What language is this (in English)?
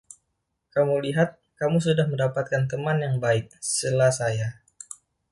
Indonesian